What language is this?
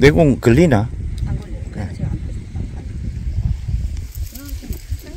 Korean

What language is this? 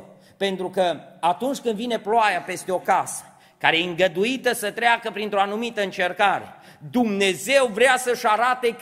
Romanian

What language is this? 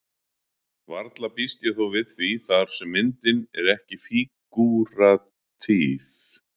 Icelandic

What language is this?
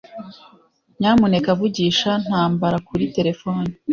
Kinyarwanda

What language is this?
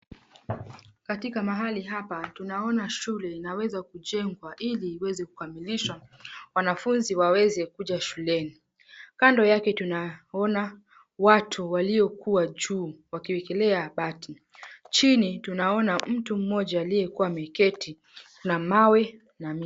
Swahili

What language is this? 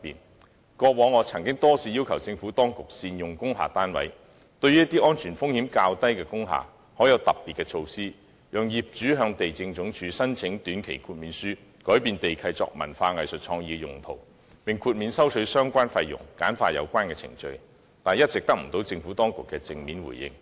Cantonese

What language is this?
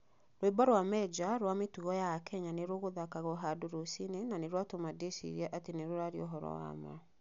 Kikuyu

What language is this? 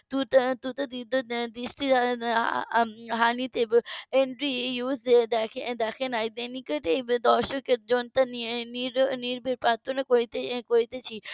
Bangla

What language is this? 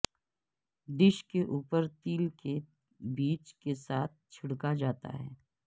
Urdu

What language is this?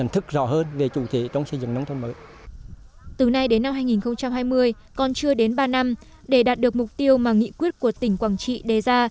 Vietnamese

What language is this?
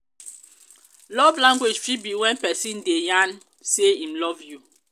Nigerian Pidgin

